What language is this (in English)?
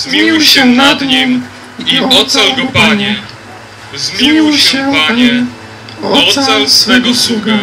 Polish